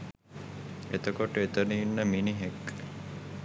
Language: Sinhala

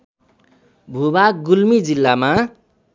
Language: Nepali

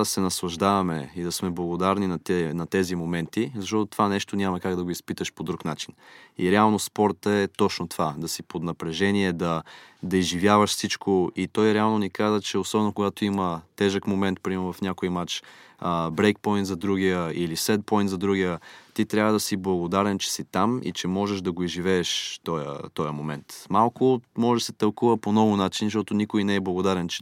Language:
Bulgarian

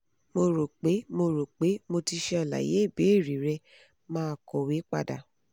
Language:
Yoruba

